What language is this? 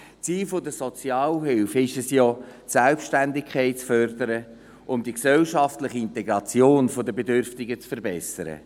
Swiss German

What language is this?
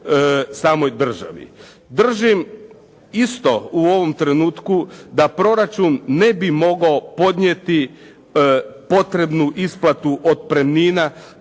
Croatian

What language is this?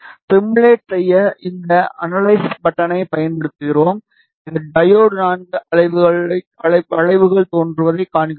Tamil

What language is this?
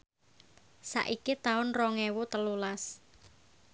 Javanese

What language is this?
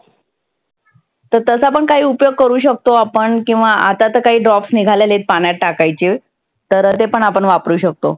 Marathi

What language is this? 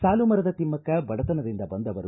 Kannada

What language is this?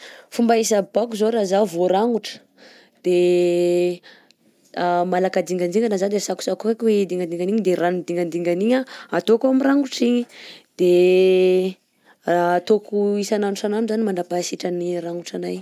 Southern Betsimisaraka Malagasy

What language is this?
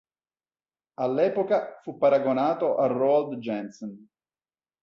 Italian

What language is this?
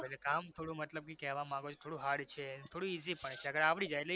Gujarati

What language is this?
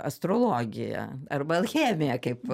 Lithuanian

